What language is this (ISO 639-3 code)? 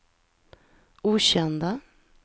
swe